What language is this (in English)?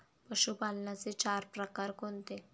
Marathi